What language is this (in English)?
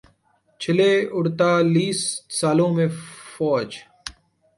Urdu